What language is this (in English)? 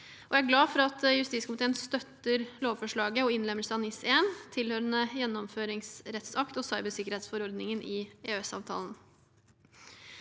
Norwegian